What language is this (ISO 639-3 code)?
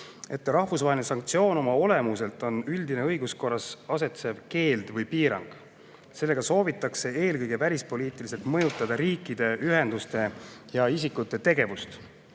est